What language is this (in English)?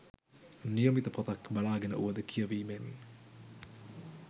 Sinhala